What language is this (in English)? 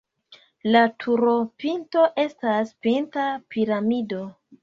Esperanto